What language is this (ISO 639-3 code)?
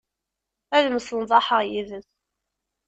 kab